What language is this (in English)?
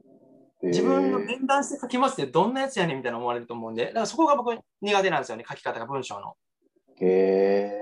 Japanese